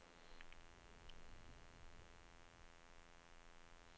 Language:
Danish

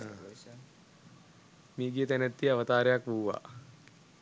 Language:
Sinhala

